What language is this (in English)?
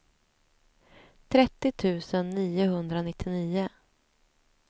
Swedish